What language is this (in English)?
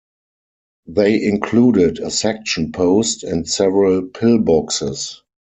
English